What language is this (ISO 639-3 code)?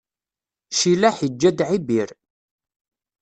kab